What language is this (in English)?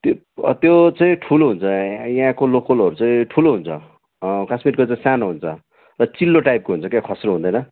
Nepali